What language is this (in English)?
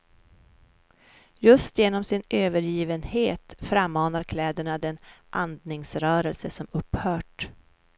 Swedish